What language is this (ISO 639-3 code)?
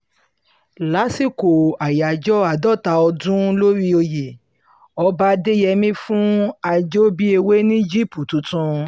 yor